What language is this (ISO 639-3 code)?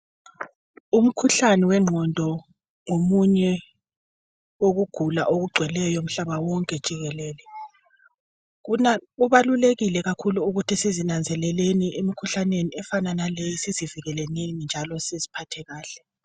nde